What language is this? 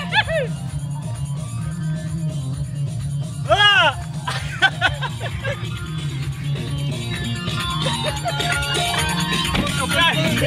Turkish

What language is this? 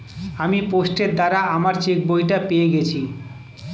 Bangla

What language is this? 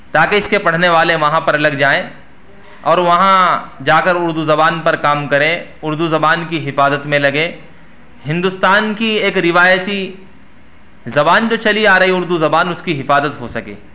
Urdu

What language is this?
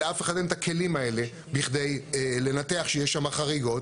Hebrew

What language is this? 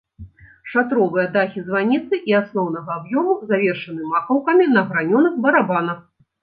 Belarusian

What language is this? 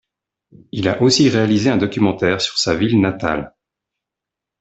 French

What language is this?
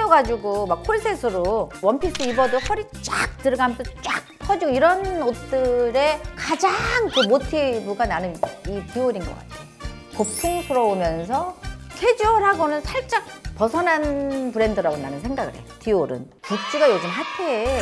Korean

